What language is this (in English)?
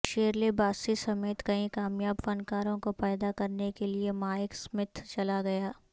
Urdu